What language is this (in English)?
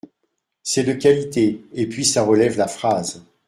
French